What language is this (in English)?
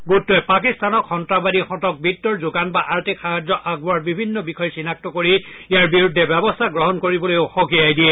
Assamese